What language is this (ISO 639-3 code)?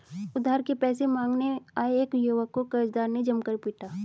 hin